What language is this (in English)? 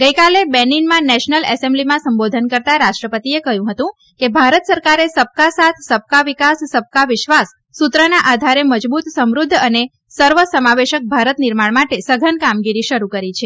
Gujarati